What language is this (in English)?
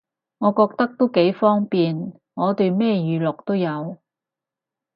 Cantonese